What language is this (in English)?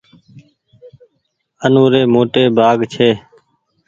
Goaria